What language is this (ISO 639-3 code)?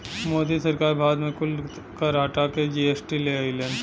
bho